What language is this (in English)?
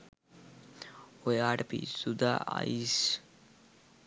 Sinhala